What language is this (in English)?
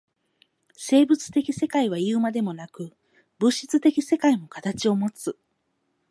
Japanese